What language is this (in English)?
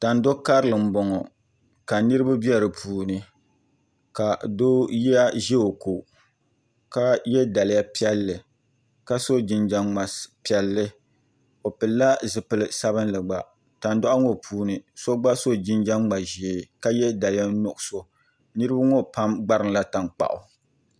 Dagbani